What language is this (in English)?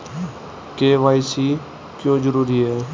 Hindi